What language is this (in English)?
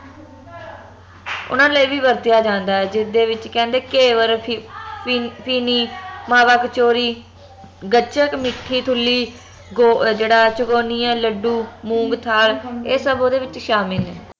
Punjabi